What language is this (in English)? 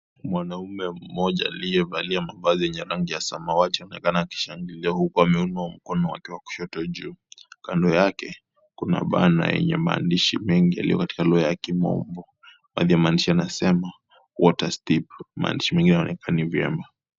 Swahili